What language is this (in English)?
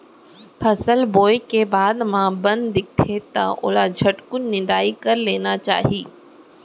Chhattisgarhi